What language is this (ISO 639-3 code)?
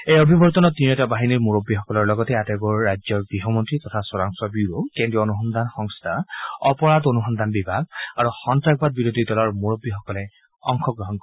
asm